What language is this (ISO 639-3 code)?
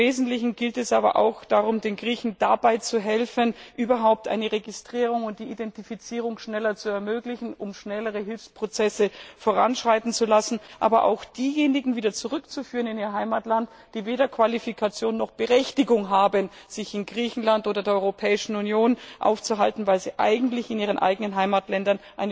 deu